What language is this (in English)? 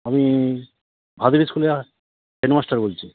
Bangla